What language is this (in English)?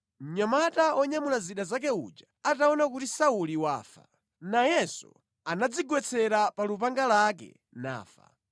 Nyanja